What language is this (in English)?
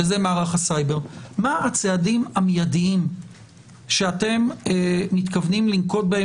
Hebrew